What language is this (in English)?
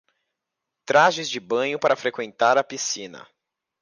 Portuguese